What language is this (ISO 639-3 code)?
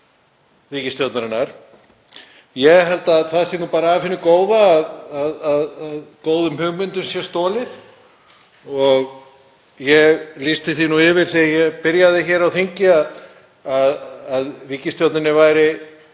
isl